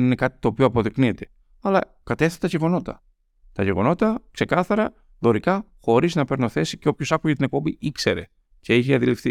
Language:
Greek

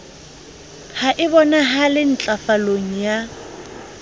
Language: Southern Sotho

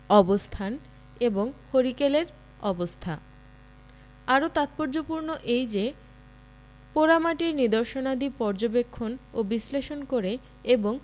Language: Bangla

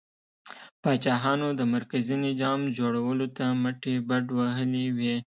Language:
Pashto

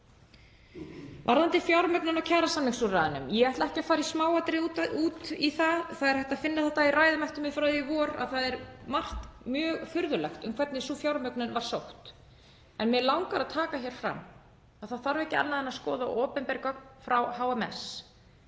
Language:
Icelandic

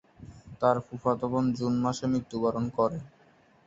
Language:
Bangla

